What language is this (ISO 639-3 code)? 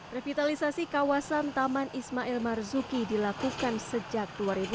ind